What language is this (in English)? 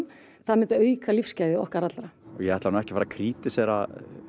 Icelandic